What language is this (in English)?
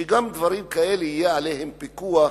Hebrew